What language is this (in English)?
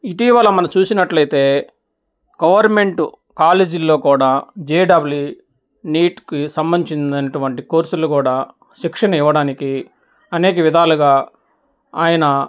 Telugu